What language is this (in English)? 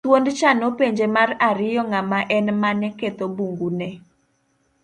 Luo (Kenya and Tanzania)